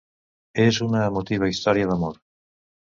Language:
Catalan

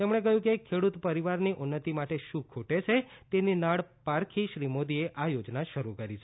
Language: Gujarati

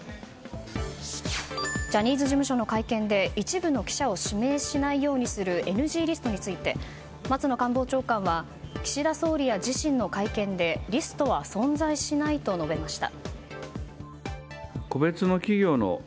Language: Japanese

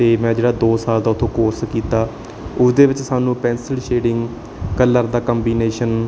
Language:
Punjabi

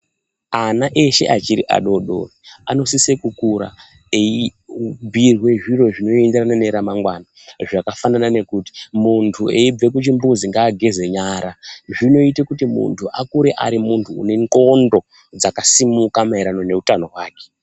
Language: Ndau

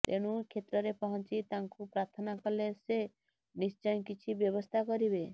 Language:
Odia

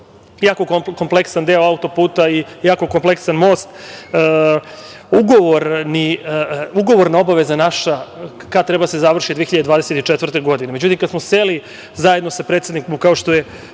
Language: Serbian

